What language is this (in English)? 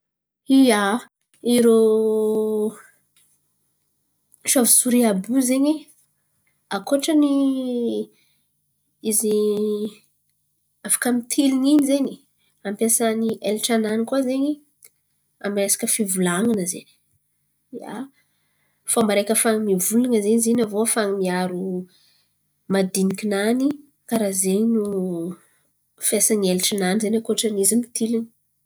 Antankarana Malagasy